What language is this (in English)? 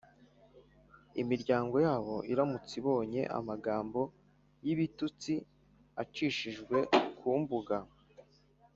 Kinyarwanda